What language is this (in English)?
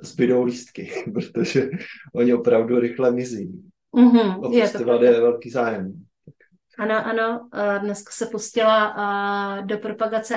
Czech